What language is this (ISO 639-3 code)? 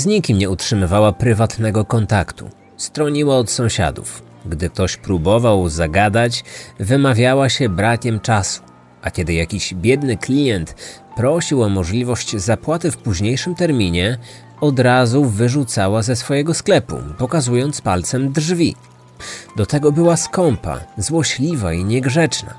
pol